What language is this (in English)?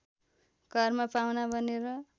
Nepali